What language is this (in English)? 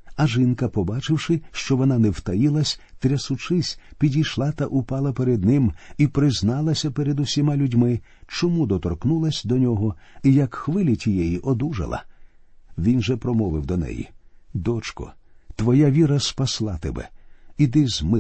Ukrainian